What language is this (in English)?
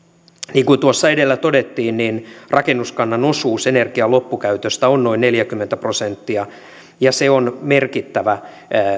Finnish